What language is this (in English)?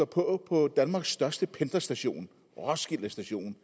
Danish